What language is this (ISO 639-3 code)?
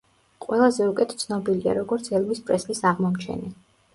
kat